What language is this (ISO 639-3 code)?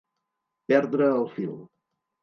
cat